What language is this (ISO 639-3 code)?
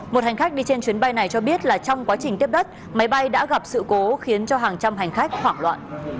vie